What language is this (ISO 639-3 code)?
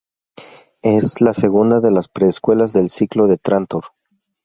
spa